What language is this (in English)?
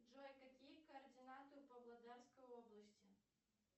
Russian